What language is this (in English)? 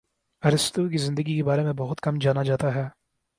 Urdu